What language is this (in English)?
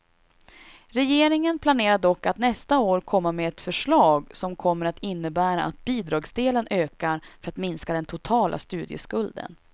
Swedish